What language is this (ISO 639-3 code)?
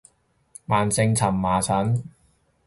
yue